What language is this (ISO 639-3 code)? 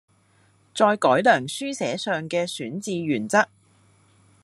yue